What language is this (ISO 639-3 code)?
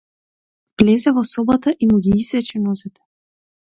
mkd